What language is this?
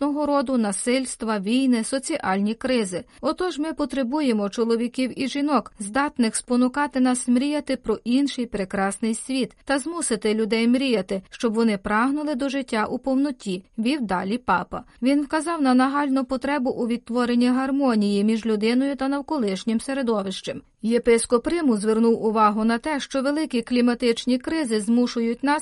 Ukrainian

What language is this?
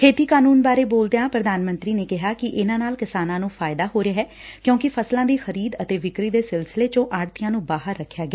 Punjabi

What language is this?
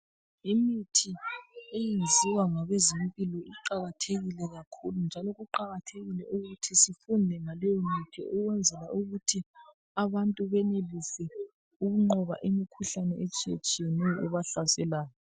North Ndebele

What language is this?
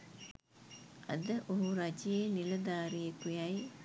Sinhala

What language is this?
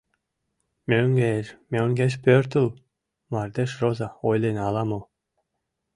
Mari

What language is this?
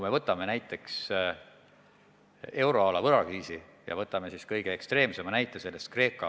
Estonian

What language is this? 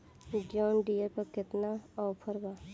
Bhojpuri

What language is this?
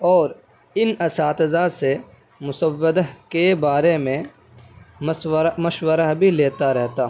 Urdu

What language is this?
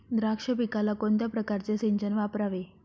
Marathi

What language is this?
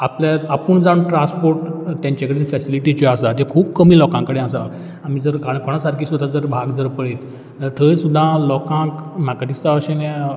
Konkani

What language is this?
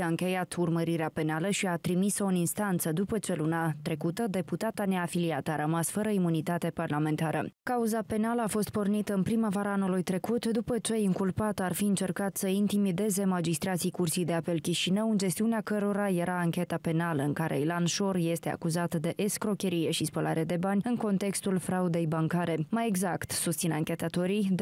Romanian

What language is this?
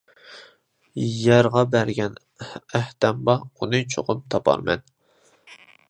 Uyghur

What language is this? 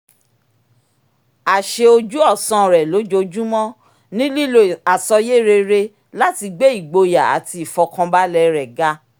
Yoruba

